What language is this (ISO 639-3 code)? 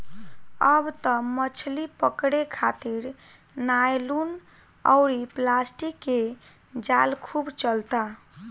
bho